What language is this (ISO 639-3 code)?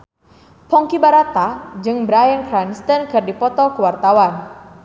sun